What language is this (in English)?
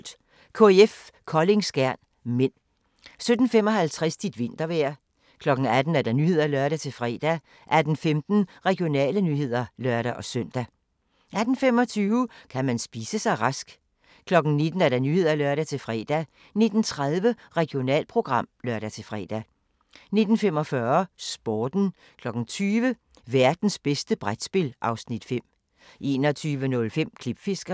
Danish